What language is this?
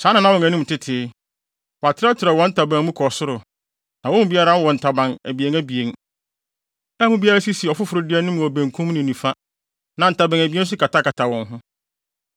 Akan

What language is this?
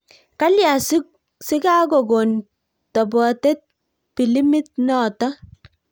Kalenjin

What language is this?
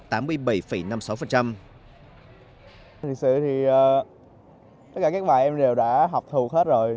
Vietnamese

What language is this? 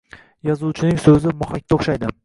Uzbek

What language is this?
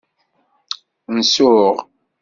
Kabyle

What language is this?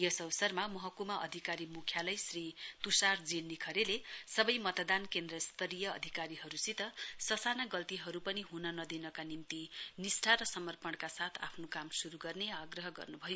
Nepali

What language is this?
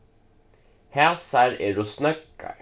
Faroese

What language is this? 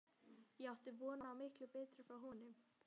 Icelandic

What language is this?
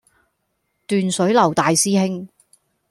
Cantonese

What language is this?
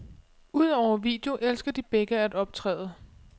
Danish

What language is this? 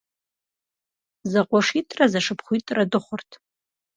Kabardian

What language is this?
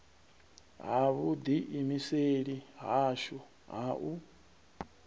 Venda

